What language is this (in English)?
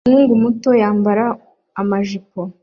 Kinyarwanda